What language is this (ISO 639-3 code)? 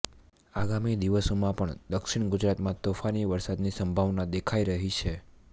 guj